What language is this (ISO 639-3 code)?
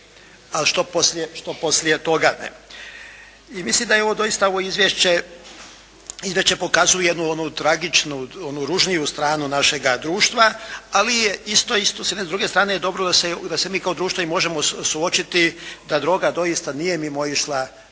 hrv